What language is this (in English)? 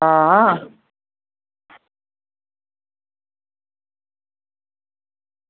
Dogri